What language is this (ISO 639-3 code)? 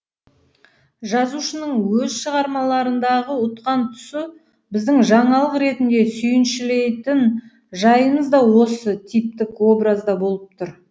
kaz